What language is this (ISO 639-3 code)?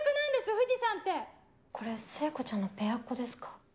jpn